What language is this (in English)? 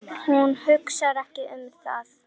Icelandic